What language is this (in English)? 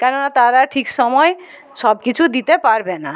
Bangla